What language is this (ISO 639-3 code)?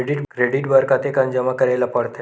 hne